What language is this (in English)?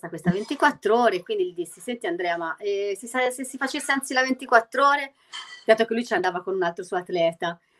Italian